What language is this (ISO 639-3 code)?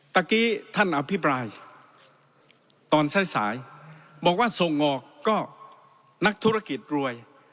tha